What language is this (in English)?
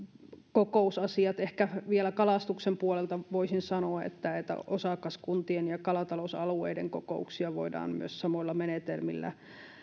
Finnish